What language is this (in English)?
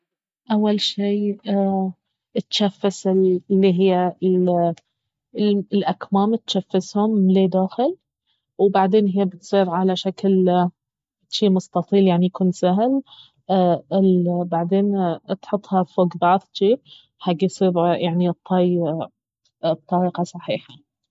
Baharna Arabic